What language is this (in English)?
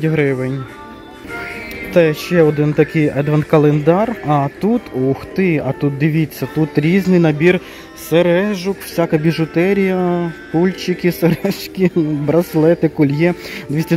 Ukrainian